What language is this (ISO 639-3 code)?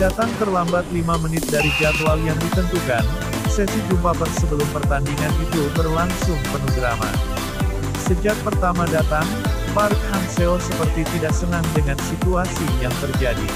ind